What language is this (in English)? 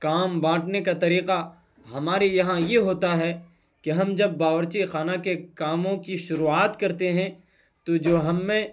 Urdu